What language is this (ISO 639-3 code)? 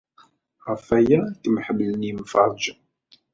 kab